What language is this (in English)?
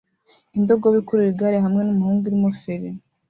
Kinyarwanda